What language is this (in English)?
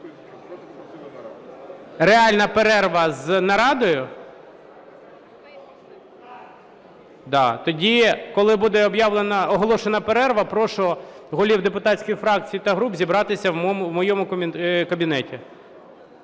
Ukrainian